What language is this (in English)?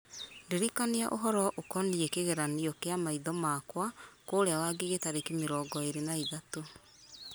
Kikuyu